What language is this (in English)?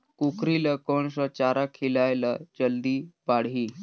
Chhattisgarhi